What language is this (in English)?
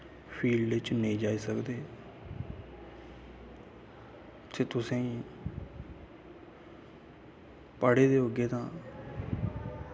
Dogri